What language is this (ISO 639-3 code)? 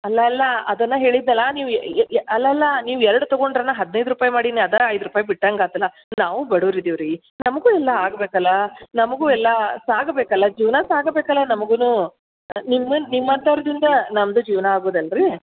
kan